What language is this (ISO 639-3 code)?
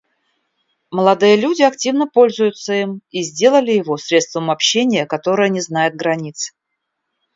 rus